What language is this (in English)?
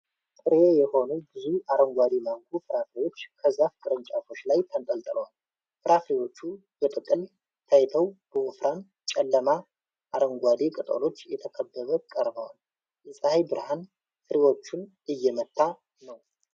Amharic